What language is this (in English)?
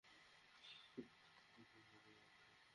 Bangla